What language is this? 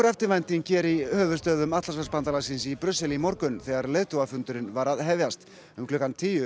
Icelandic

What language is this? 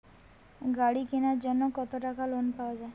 Bangla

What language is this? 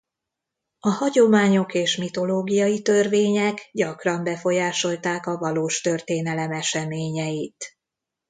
Hungarian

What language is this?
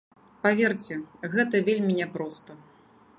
Belarusian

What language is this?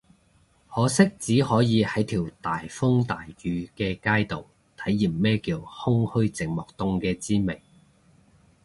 Cantonese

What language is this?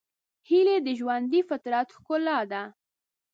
Pashto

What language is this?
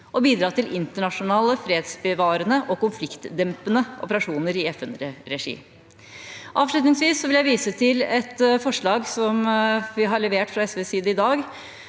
Norwegian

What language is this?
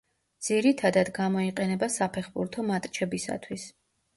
Georgian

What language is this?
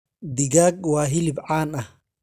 Somali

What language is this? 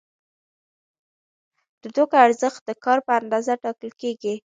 Pashto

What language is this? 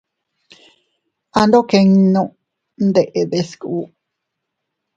Teutila Cuicatec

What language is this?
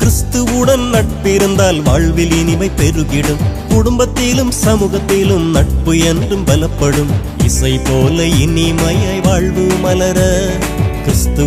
Romanian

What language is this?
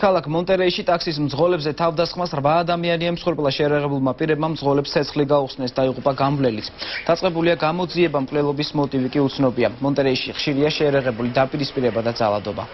Greek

